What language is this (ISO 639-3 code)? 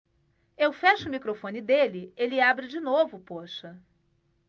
por